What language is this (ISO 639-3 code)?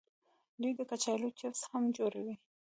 pus